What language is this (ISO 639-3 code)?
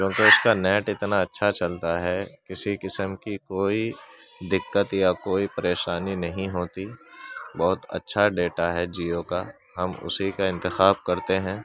urd